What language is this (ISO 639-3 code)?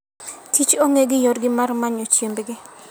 luo